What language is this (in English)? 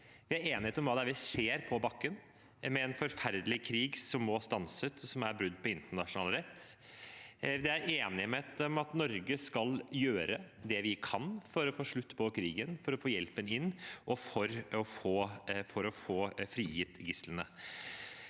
Norwegian